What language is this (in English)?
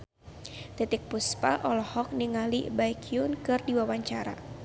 Sundanese